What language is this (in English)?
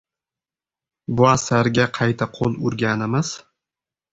Uzbek